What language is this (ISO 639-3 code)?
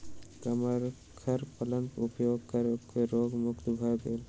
mai